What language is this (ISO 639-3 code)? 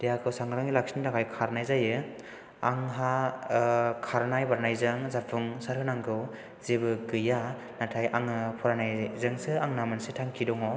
brx